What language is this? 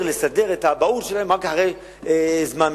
Hebrew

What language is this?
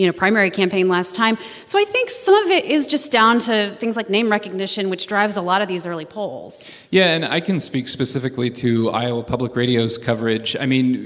English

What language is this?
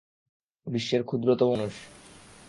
Bangla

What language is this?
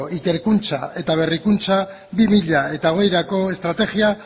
Basque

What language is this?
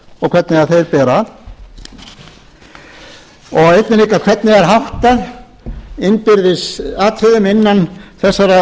Icelandic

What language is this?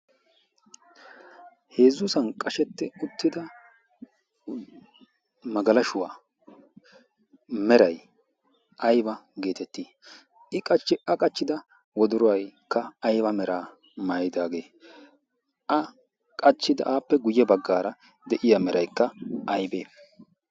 Wolaytta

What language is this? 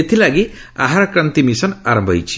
Odia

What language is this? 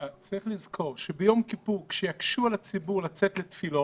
Hebrew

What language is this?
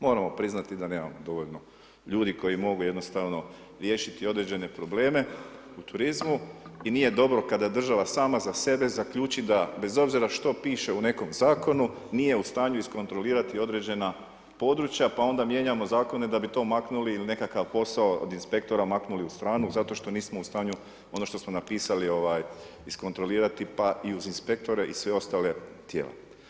Croatian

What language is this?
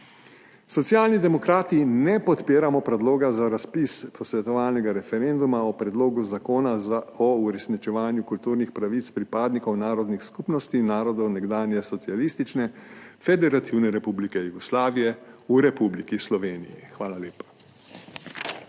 Slovenian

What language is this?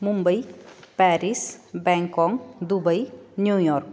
Sanskrit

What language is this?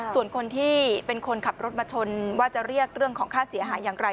Thai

